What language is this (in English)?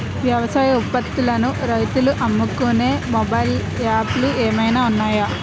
Telugu